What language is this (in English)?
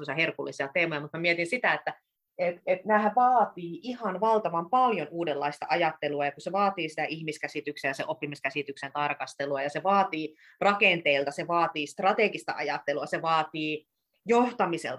Finnish